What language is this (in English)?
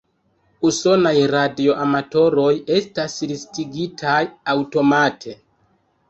Esperanto